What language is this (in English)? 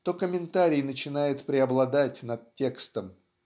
Russian